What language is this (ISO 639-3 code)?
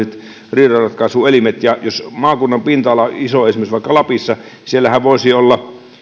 fin